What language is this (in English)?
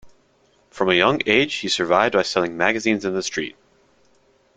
English